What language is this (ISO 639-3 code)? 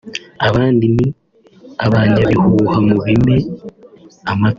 kin